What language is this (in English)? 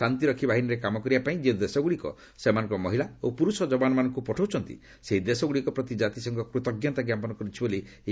Odia